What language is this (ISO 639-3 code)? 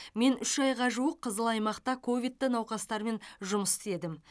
kaz